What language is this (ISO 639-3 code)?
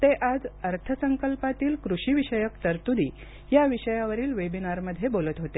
mar